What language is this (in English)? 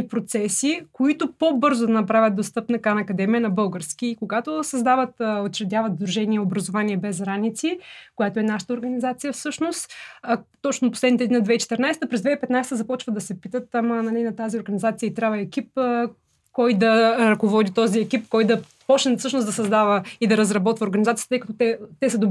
Bulgarian